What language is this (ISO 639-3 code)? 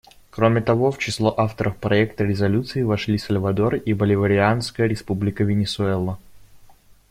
rus